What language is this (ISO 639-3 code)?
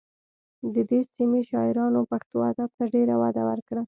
pus